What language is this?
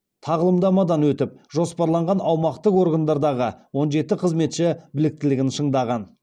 Kazakh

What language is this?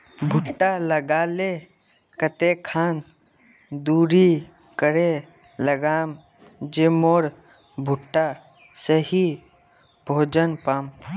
Magahi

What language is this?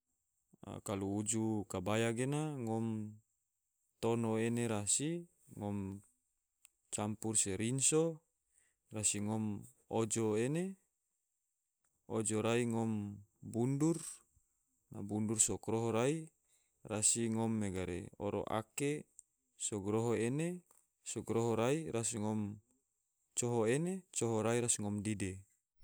Tidore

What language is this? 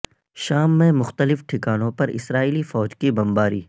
Urdu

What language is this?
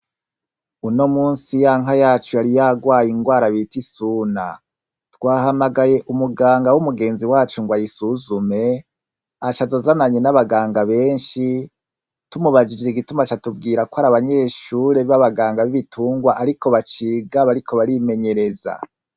Rundi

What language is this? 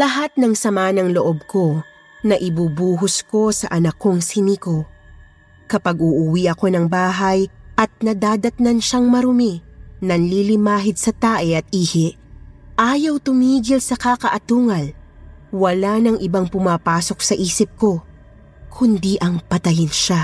Filipino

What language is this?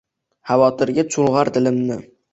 Uzbek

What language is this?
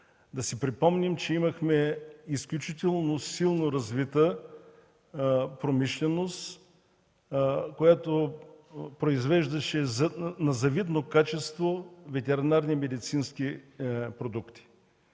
Bulgarian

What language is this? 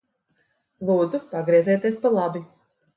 Latvian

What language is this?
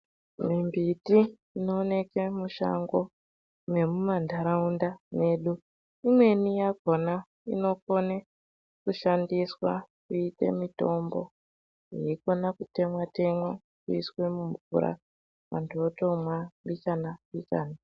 Ndau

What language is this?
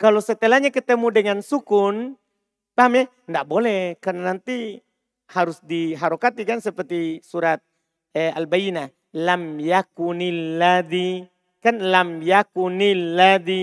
Indonesian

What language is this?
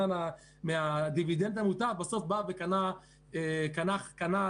Hebrew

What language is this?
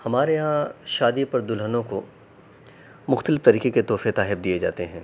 Urdu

